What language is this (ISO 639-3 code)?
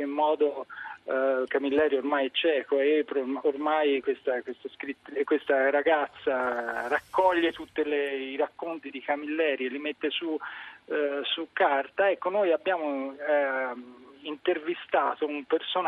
ita